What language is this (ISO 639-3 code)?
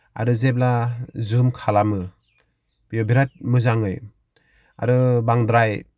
brx